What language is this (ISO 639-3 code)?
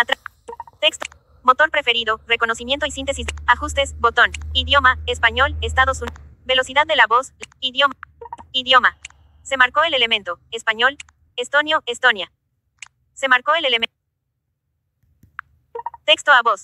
spa